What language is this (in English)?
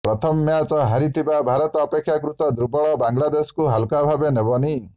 Odia